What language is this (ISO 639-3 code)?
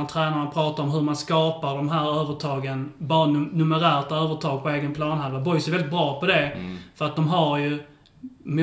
swe